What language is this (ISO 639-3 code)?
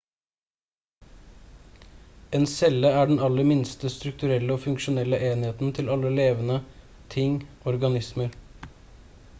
nob